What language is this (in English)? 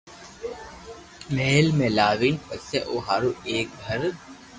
Loarki